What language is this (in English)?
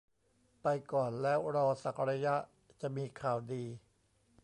Thai